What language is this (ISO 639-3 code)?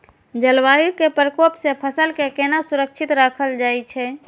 mai